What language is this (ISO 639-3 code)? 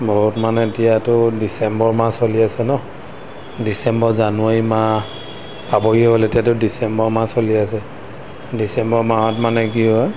asm